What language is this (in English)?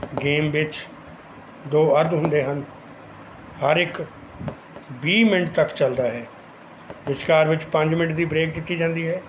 Punjabi